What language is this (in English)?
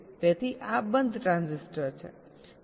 Gujarati